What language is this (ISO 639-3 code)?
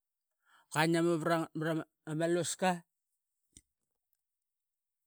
byx